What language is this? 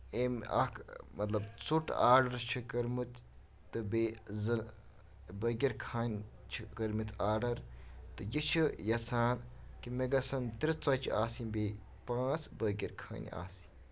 Kashmiri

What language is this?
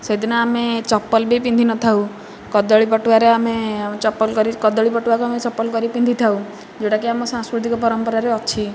Odia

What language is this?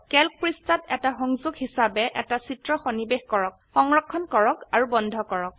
Assamese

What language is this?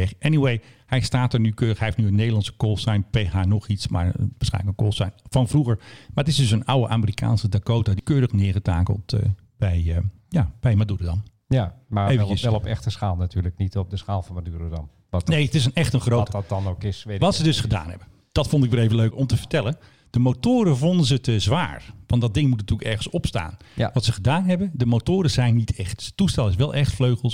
Dutch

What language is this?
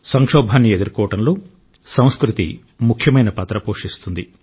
Telugu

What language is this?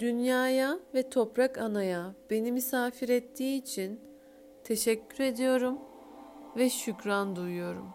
Turkish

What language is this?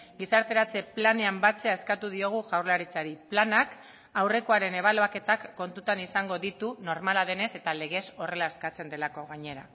Basque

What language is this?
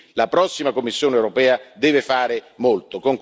Italian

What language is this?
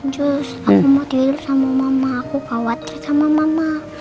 Indonesian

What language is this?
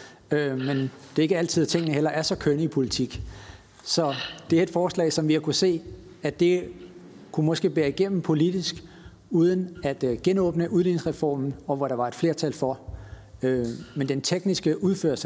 Danish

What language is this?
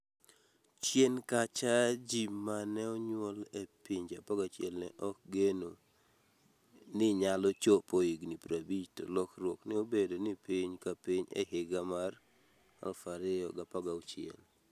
Luo (Kenya and Tanzania)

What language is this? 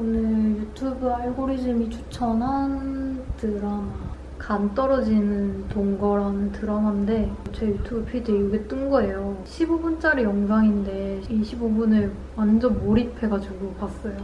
Korean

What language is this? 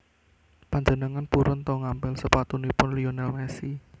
Javanese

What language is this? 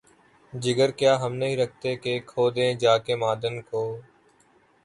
Urdu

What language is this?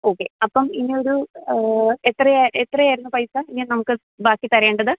Malayalam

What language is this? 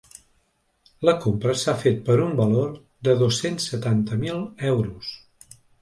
Catalan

